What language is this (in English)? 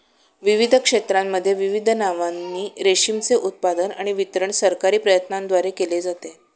Marathi